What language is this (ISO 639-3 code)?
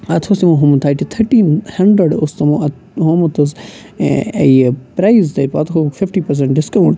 kas